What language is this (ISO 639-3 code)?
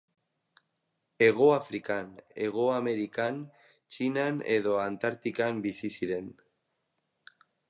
eus